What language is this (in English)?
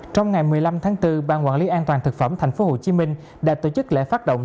Vietnamese